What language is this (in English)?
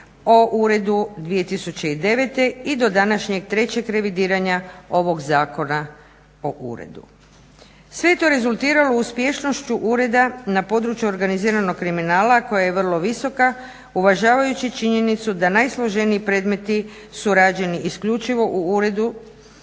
Croatian